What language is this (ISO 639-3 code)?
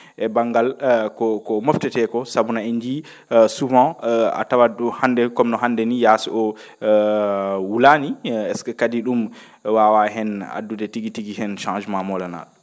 ful